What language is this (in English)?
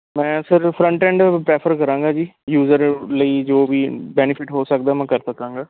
Punjabi